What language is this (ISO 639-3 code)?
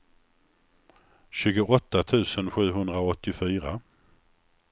swe